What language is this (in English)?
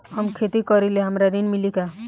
Bhojpuri